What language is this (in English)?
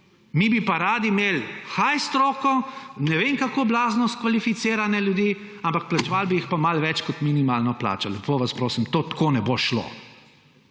Slovenian